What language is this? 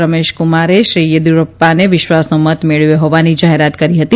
Gujarati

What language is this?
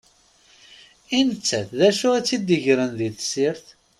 Kabyle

